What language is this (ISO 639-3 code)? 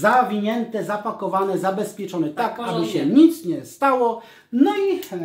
pol